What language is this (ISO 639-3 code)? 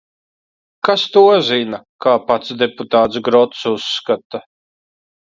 lav